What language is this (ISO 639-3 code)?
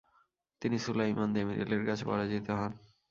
ben